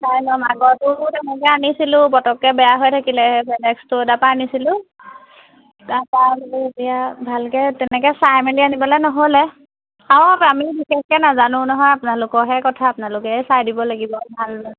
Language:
Assamese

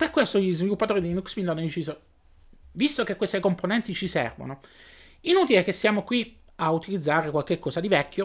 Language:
Italian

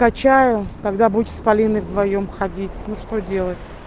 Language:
Russian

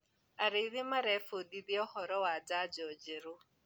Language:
Kikuyu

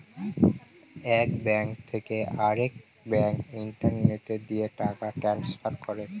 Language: Bangla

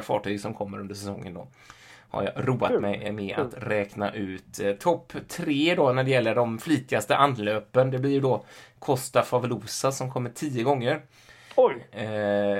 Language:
Swedish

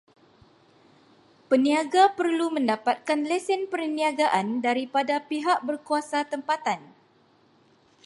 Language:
Malay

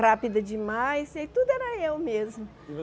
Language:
Portuguese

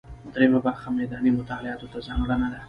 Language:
Pashto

